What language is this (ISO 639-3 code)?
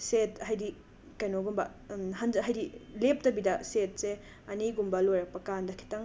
mni